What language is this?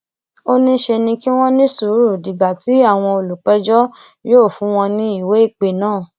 Yoruba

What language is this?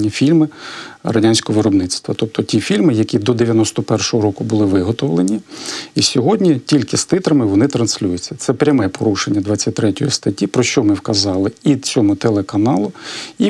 Ukrainian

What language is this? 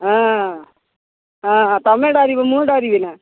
Odia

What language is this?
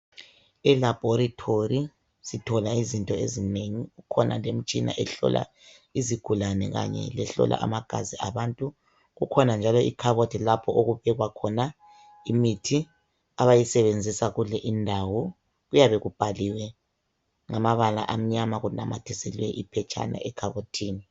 North Ndebele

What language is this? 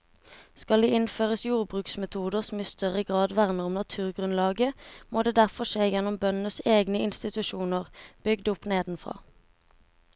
Norwegian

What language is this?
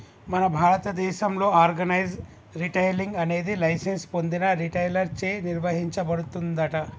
Telugu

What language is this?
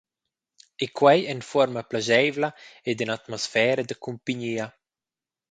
Romansh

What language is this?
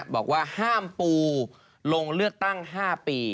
Thai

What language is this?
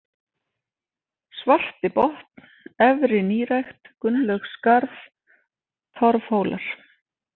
Icelandic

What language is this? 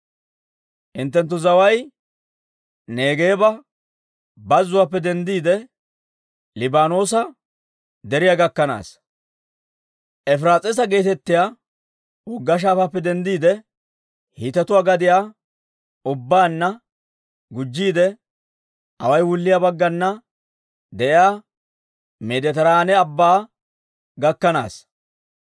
Dawro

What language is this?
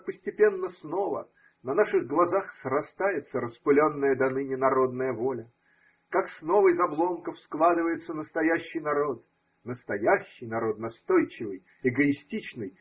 Russian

